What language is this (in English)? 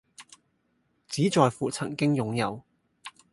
Cantonese